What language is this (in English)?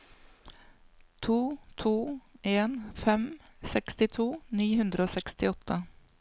Norwegian